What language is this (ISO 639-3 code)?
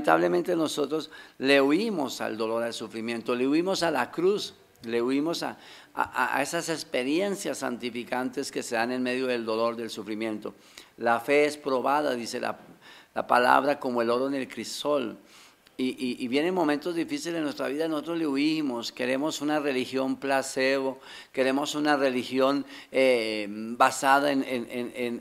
spa